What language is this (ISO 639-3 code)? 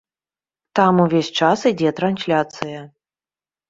bel